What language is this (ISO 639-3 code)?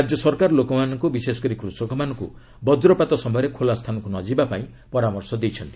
ori